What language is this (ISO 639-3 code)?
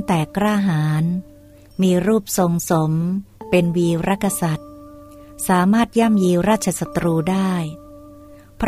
tha